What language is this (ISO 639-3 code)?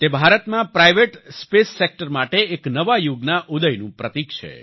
guj